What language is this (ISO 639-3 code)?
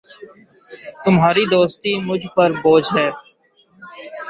urd